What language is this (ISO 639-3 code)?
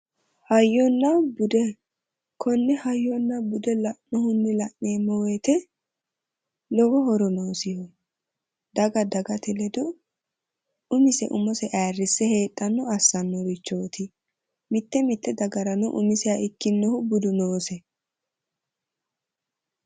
sid